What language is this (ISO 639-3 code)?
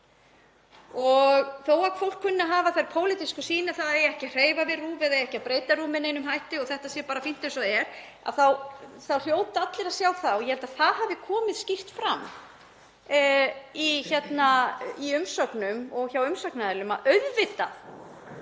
isl